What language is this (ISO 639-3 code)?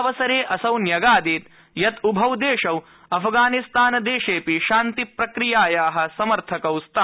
san